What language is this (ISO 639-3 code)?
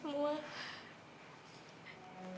ind